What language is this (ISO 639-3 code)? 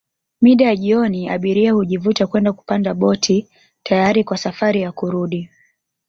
swa